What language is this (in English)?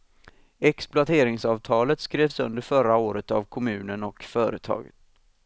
Swedish